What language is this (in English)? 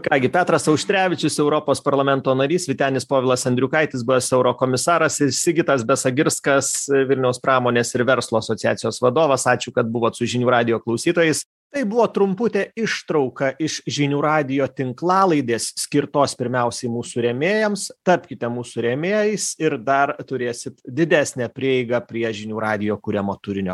Lithuanian